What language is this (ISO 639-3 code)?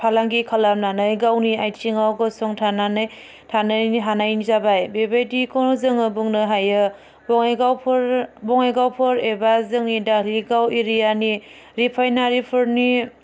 brx